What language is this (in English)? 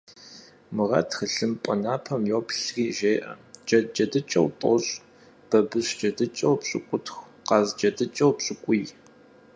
Kabardian